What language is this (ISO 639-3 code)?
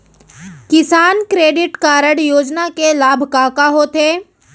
hne